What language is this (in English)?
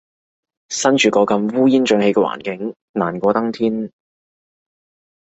Cantonese